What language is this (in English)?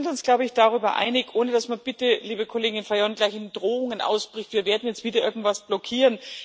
German